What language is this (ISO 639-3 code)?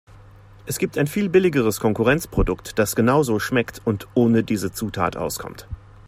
deu